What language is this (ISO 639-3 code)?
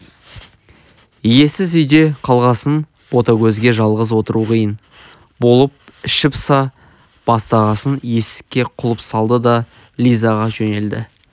kaz